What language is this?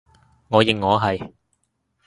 Cantonese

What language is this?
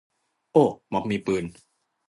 Thai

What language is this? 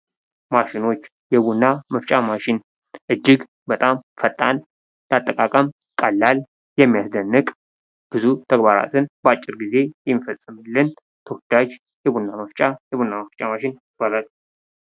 Amharic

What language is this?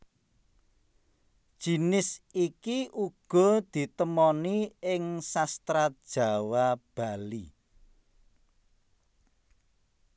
Javanese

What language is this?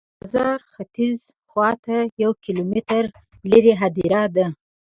Pashto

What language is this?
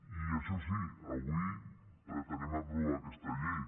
Catalan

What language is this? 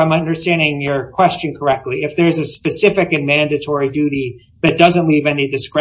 English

